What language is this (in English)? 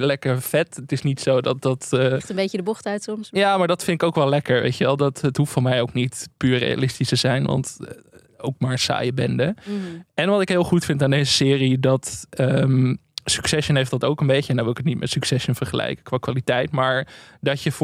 Dutch